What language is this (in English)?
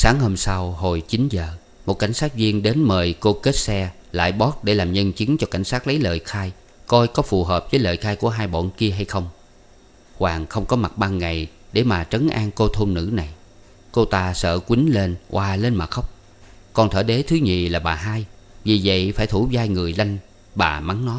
Vietnamese